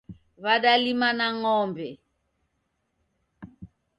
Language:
Taita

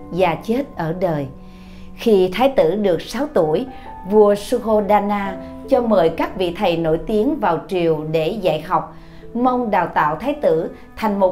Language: Vietnamese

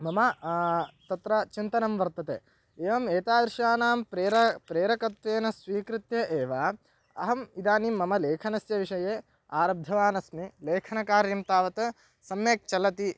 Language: Sanskrit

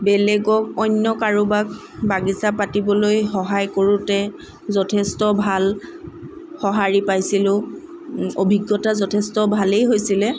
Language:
Assamese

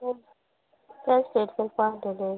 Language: Konkani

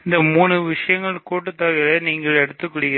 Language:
Tamil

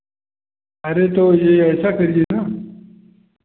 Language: Hindi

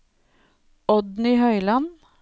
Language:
Norwegian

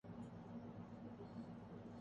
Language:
Urdu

